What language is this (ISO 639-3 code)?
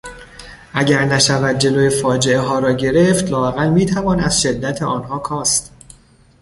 fas